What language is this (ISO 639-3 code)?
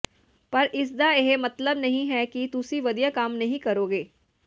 pan